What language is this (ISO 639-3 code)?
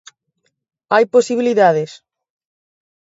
glg